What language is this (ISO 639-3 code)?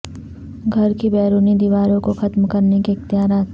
urd